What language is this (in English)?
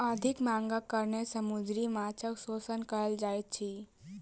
Maithili